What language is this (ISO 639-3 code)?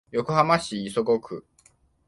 jpn